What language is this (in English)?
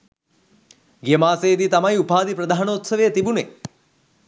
Sinhala